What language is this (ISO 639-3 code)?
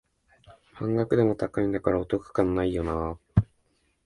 jpn